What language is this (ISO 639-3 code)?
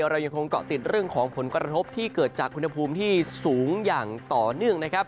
tha